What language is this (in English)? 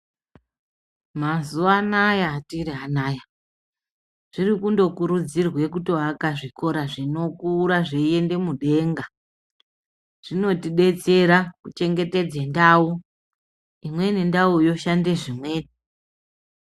Ndau